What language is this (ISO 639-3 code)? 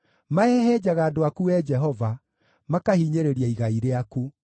kik